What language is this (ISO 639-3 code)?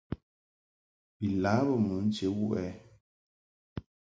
mhk